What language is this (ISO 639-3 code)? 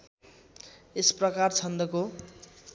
nep